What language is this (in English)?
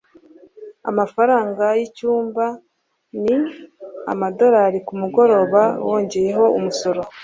Kinyarwanda